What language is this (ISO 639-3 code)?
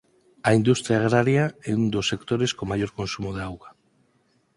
glg